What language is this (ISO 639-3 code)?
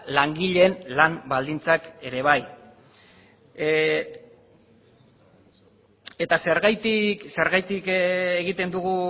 eus